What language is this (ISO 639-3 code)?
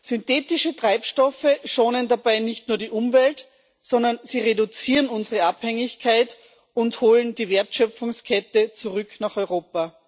deu